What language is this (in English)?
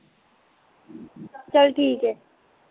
Punjabi